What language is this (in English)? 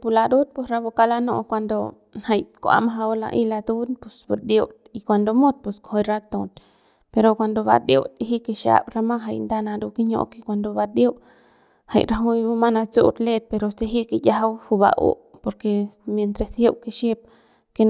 Central Pame